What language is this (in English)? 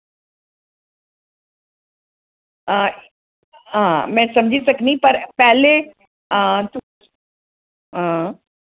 Dogri